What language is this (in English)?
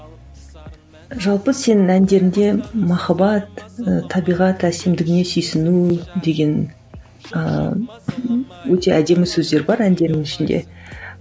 Kazakh